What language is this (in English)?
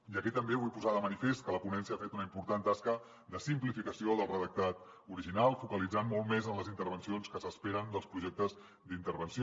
Catalan